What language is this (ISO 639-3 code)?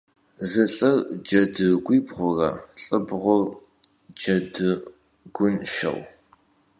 kbd